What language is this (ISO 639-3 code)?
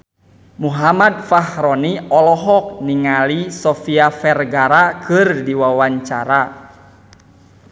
sun